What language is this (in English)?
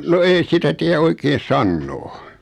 Finnish